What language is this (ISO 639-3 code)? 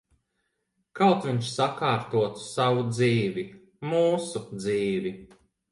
lav